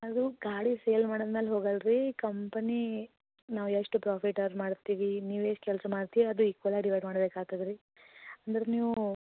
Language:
Kannada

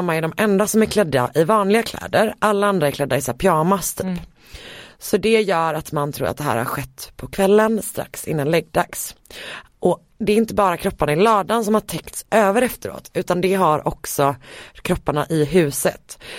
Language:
Swedish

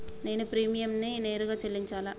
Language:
Telugu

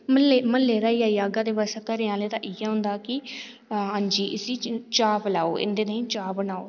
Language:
Dogri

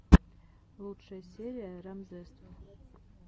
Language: Russian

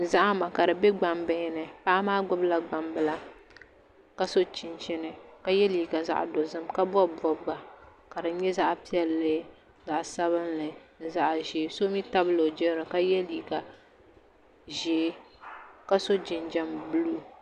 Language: Dagbani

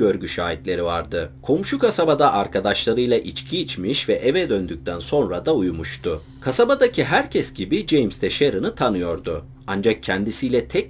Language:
Turkish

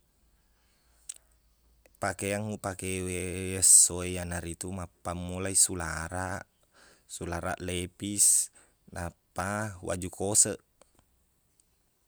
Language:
Buginese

